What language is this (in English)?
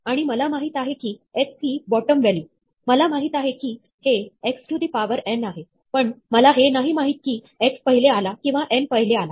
Marathi